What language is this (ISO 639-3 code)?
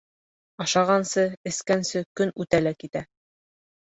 bak